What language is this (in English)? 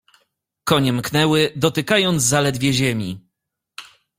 Polish